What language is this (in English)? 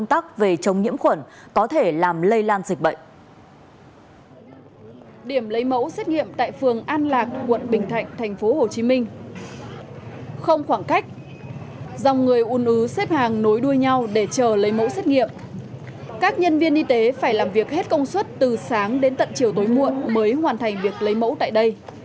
Vietnamese